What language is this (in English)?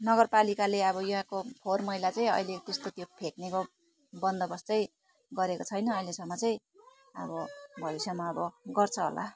Nepali